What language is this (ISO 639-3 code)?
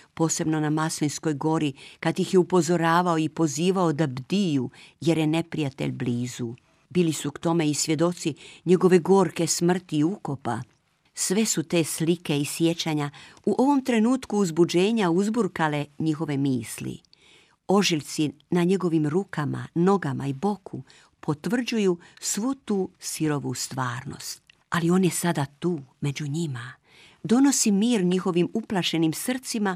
hrv